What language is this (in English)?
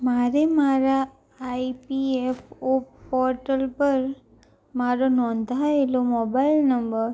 Gujarati